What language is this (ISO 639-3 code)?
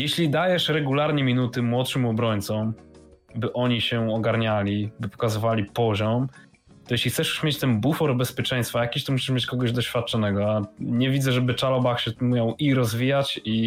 pol